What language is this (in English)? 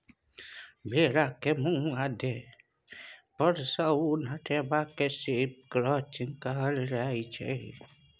Maithili